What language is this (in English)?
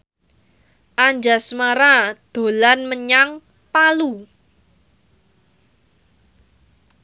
Javanese